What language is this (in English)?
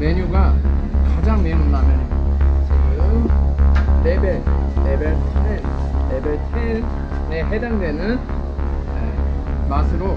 Korean